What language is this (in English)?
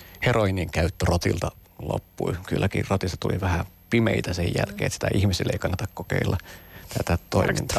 Finnish